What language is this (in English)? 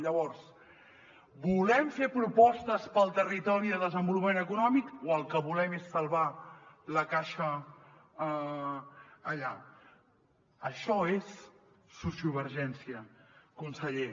Catalan